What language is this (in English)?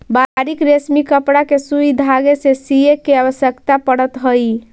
Magahi